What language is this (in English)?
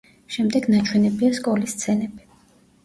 Georgian